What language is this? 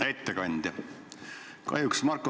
Estonian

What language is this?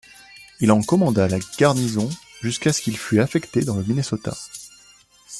French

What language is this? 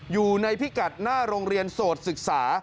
Thai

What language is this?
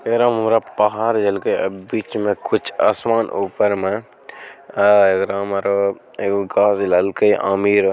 Magahi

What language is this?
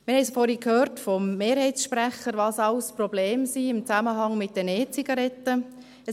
Swiss German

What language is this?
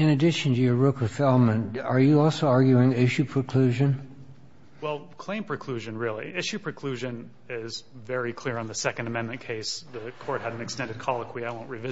English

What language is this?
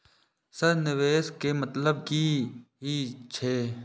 Maithili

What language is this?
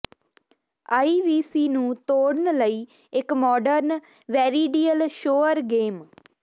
Punjabi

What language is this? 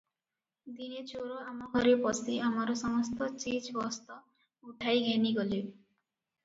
Odia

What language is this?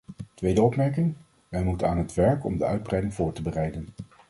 Dutch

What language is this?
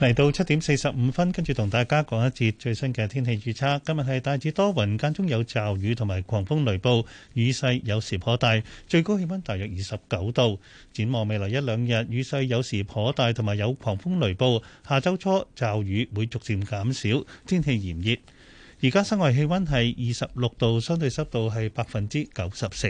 Chinese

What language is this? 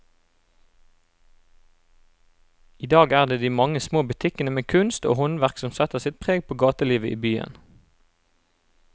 Norwegian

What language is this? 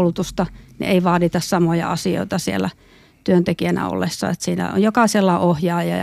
Finnish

